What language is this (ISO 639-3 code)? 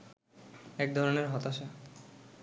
ben